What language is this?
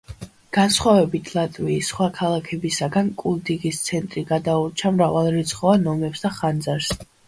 Georgian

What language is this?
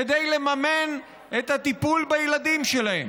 Hebrew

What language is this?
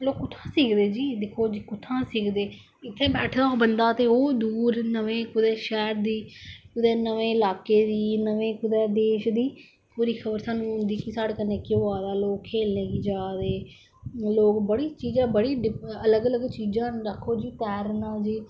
Dogri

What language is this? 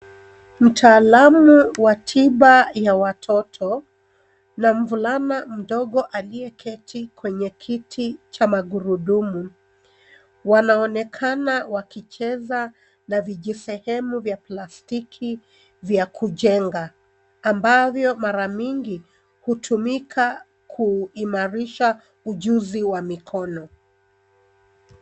Swahili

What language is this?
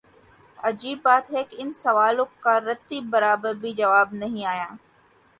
Urdu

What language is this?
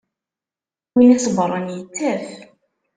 Kabyle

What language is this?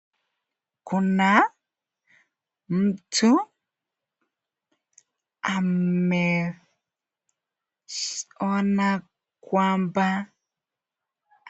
Swahili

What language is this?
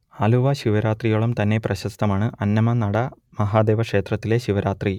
Malayalam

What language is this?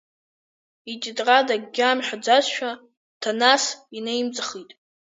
Abkhazian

